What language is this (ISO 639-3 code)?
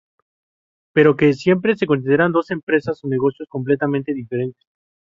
spa